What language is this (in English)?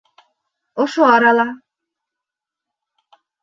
Bashkir